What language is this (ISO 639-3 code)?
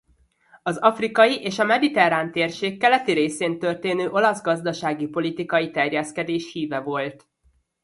hun